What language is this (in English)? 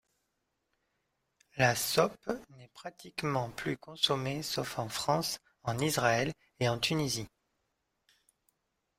French